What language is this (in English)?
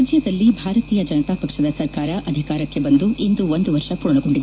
Kannada